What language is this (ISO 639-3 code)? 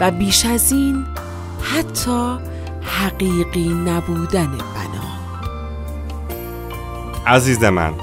fas